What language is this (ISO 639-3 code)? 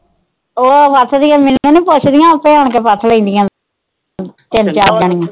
pan